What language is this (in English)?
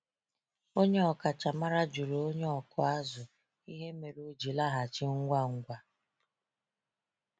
Igbo